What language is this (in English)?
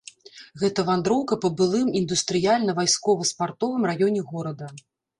Belarusian